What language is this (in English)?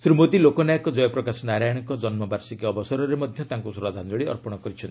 Odia